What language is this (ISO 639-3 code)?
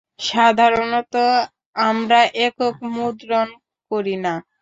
ben